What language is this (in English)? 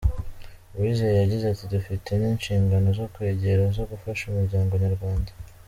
Kinyarwanda